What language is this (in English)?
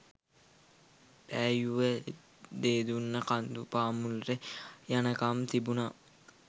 Sinhala